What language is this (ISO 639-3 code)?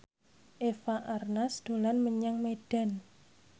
jav